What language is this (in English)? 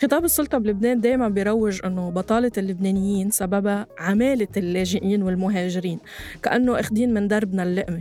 Arabic